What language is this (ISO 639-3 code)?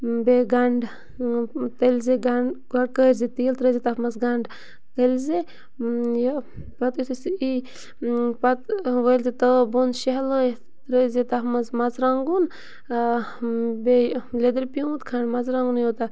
kas